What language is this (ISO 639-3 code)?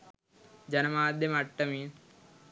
sin